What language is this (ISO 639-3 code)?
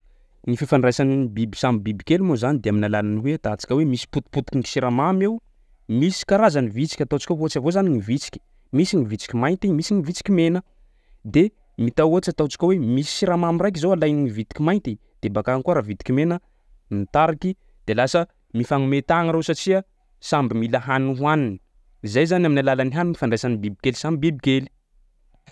skg